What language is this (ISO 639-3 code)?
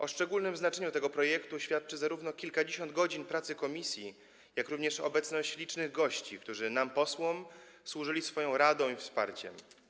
pol